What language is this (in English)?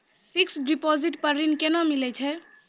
Maithili